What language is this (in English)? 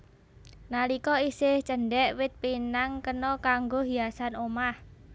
Javanese